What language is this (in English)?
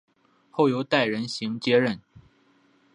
Chinese